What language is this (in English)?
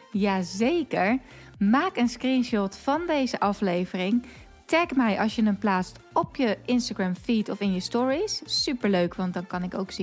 Dutch